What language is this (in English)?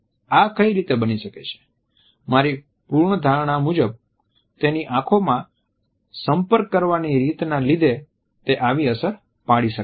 Gujarati